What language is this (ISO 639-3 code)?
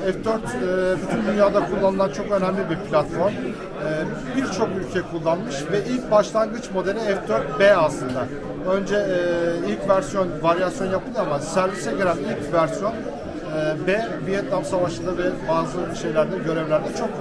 tur